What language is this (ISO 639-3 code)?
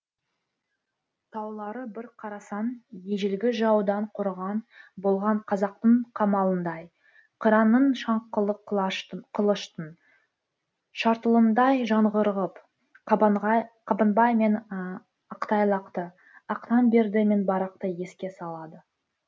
kaz